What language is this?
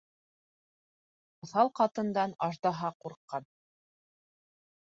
Bashkir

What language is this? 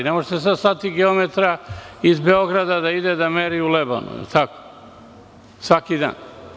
Serbian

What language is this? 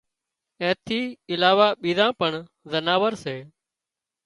Wadiyara Koli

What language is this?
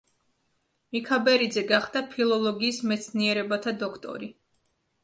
Georgian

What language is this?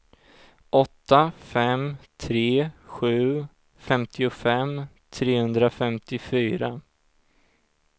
Swedish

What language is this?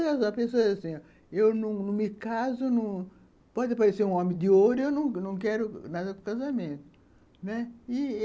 Portuguese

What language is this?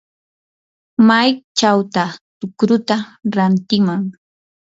Yanahuanca Pasco Quechua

